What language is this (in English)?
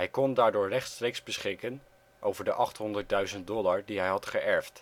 Dutch